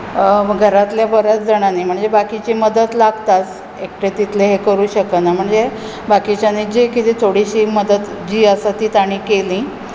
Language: Konkani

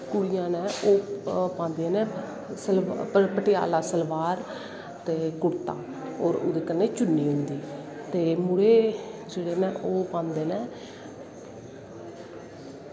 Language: Dogri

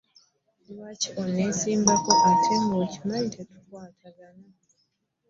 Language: Ganda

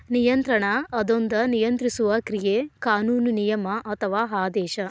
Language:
Kannada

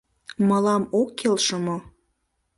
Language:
Mari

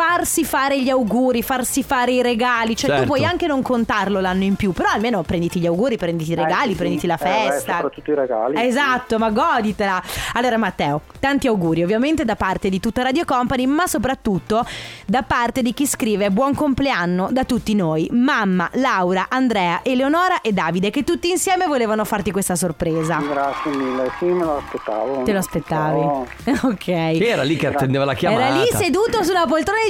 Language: Italian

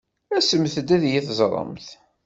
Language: Kabyle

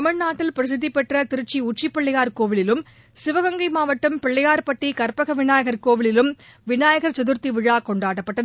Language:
Tamil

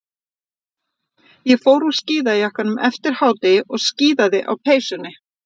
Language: Icelandic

